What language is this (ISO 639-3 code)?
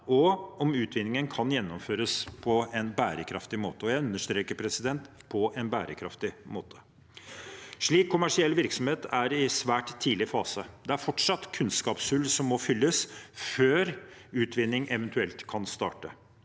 nor